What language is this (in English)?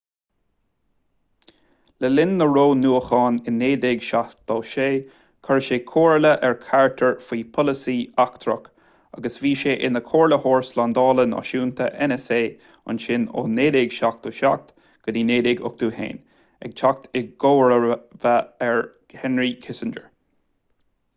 Irish